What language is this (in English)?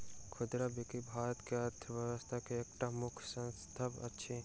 Maithili